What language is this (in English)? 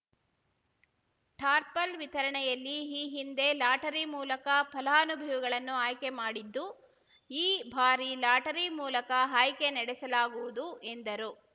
Kannada